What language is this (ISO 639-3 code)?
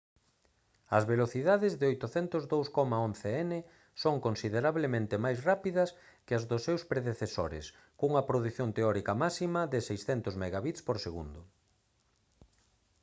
glg